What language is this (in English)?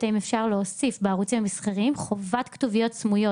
Hebrew